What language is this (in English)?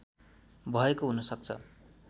Nepali